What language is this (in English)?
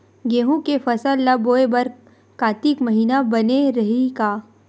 Chhattisgarhi